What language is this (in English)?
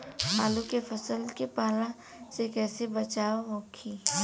Bhojpuri